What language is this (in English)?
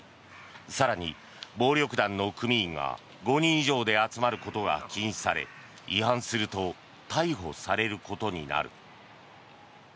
Japanese